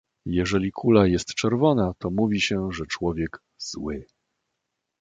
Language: Polish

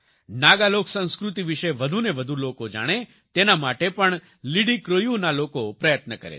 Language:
Gujarati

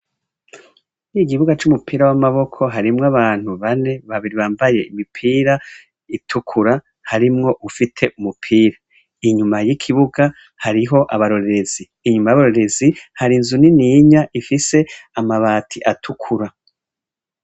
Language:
Rundi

